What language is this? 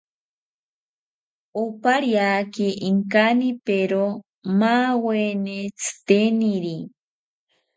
South Ucayali Ashéninka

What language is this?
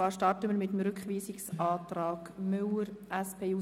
Swiss German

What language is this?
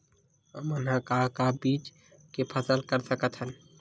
Chhattisgarhi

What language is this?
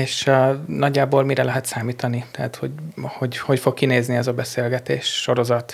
Hungarian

